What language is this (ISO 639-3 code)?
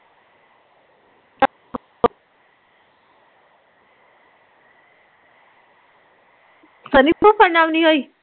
pan